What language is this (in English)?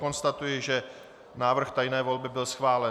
Czech